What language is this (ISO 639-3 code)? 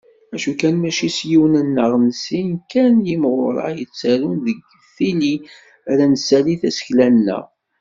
kab